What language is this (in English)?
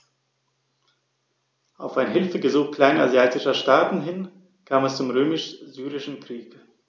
German